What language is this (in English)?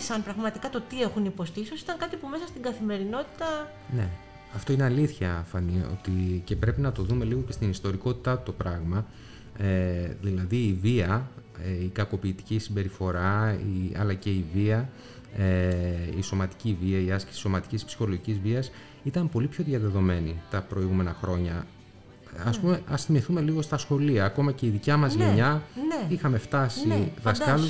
Greek